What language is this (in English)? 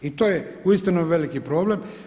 Croatian